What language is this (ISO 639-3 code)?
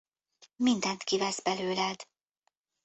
hun